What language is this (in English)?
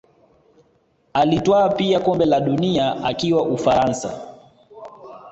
Swahili